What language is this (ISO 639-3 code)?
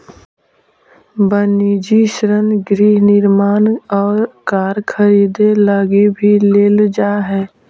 mag